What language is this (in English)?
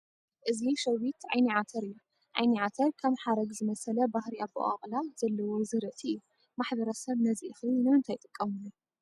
Tigrinya